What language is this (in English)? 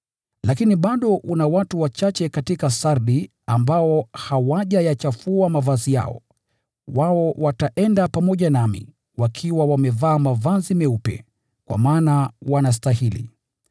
Swahili